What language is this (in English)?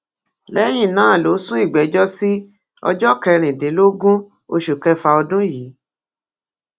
Yoruba